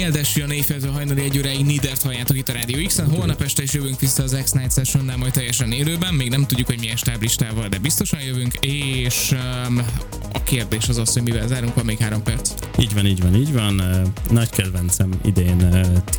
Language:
Hungarian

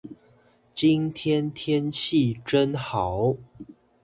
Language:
Chinese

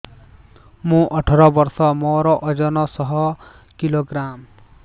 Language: Odia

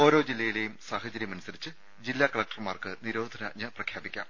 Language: Malayalam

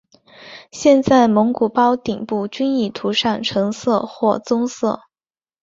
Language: Chinese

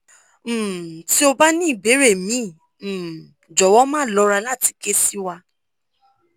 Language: Yoruba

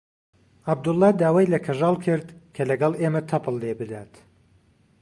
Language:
Central Kurdish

